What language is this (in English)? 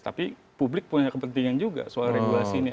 Indonesian